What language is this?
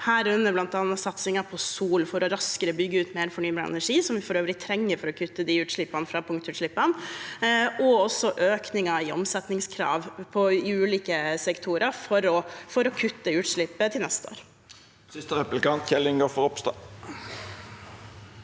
Norwegian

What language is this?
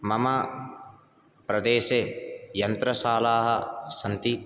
Sanskrit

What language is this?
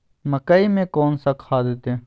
Magahi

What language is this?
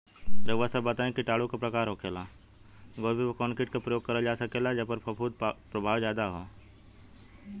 Bhojpuri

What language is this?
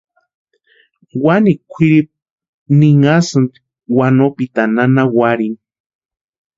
Western Highland Purepecha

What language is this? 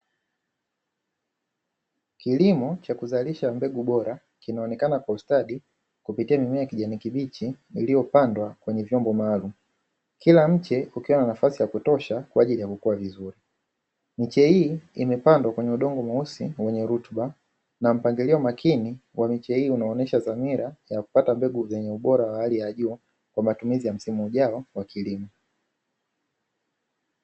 Swahili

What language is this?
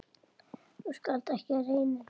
Icelandic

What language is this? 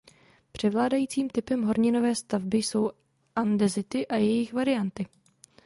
Czech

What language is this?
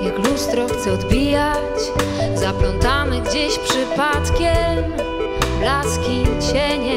Polish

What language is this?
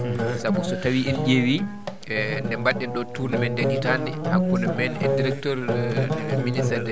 Fula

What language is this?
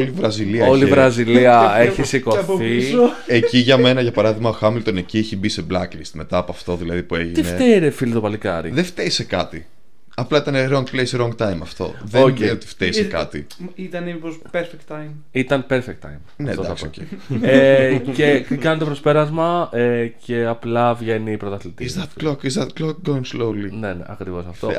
Greek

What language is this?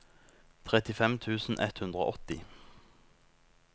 Norwegian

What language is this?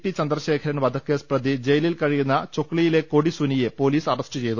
Malayalam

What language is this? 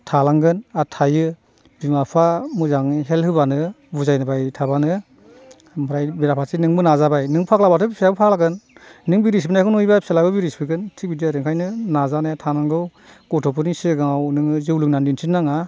Bodo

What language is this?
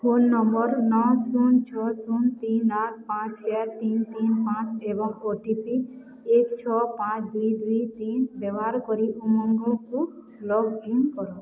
Odia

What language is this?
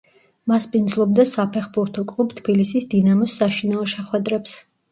Georgian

